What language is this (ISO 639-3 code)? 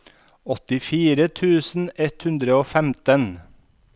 nor